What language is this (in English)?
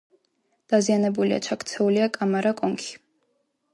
Georgian